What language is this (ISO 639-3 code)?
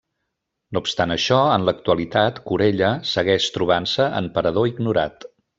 cat